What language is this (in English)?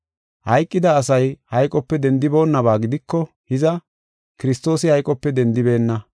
Gofa